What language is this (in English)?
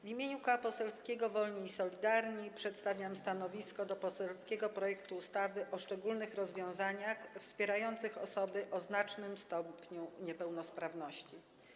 Polish